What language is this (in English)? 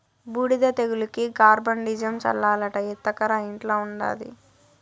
Telugu